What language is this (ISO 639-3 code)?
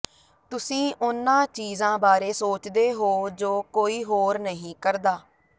pan